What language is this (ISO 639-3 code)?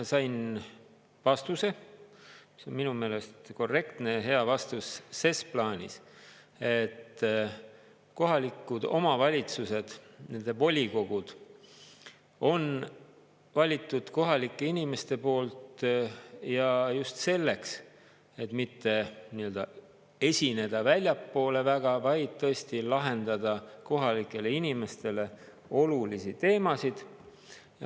est